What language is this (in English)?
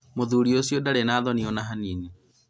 Kikuyu